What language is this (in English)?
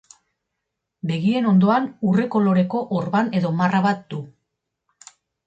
Basque